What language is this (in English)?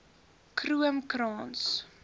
Afrikaans